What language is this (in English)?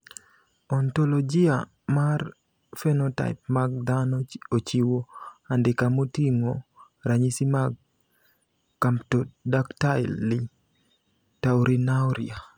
Luo (Kenya and Tanzania)